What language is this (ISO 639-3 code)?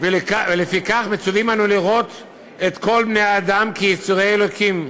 heb